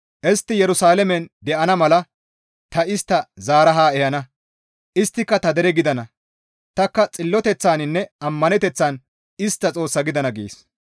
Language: Gamo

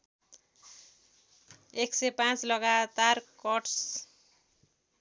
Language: Nepali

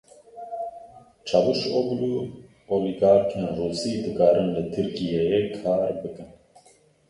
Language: Kurdish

